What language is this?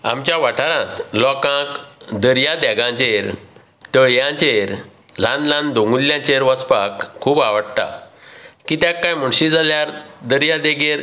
Konkani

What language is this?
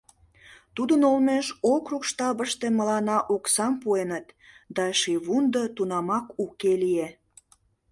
Mari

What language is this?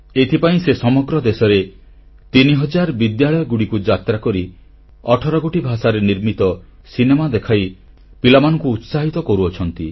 Odia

